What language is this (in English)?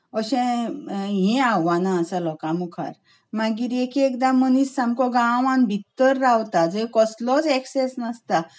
Konkani